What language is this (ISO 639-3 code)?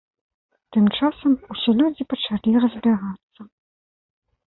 bel